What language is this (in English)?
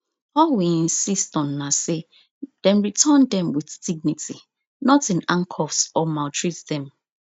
Nigerian Pidgin